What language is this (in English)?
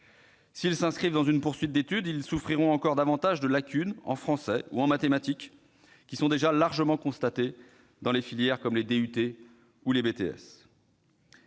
French